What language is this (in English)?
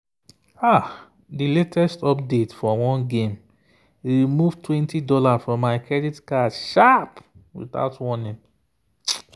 Nigerian Pidgin